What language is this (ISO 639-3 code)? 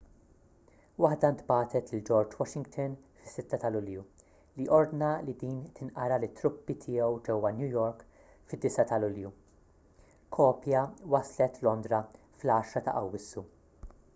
mlt